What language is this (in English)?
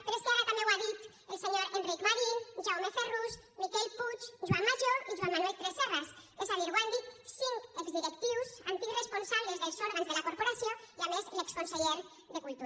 Catalan